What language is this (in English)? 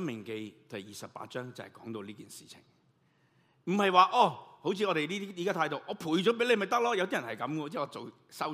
Chinese